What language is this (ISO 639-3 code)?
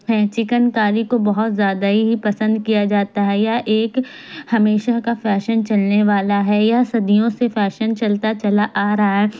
urd